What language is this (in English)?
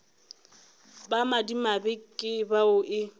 Northern Sotho